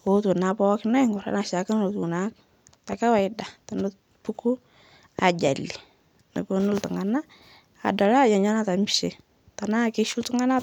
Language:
Masai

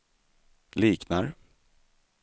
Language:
Swedish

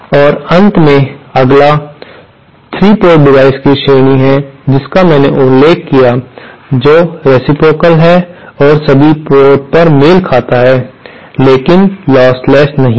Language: Hindi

